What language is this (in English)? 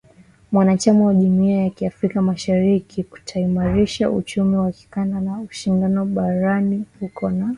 Swahili